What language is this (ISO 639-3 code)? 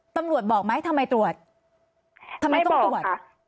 tha